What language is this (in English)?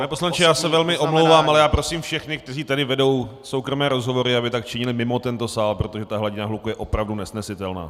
Czech